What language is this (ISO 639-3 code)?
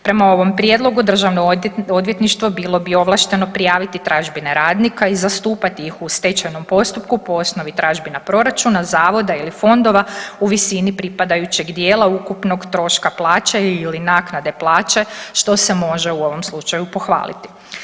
hrv